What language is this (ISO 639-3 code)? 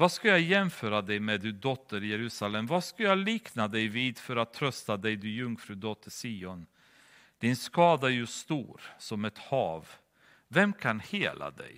swe